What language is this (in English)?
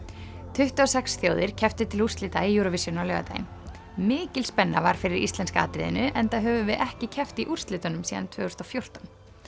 Icelandic